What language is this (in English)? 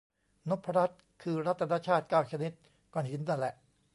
Thai